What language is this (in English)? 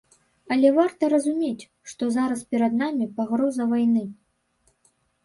Belarusian